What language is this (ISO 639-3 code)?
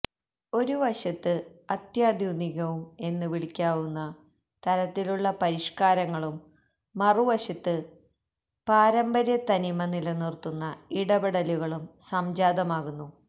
mal